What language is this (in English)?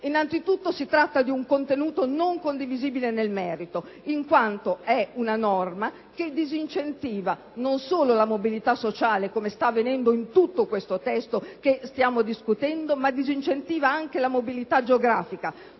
Italian